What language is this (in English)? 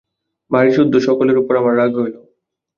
Bangla